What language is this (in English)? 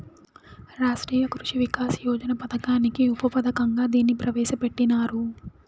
Telugu